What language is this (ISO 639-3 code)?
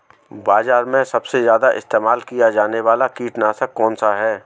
hin